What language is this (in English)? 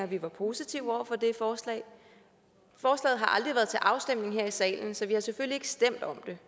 Danish